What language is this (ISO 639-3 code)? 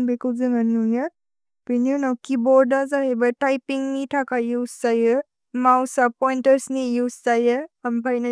brx